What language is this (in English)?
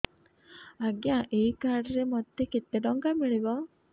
Odia